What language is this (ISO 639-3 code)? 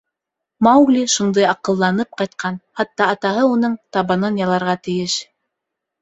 bak